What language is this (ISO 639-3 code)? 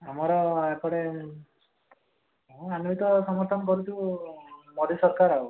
ori